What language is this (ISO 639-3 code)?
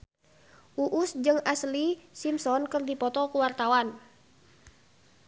sun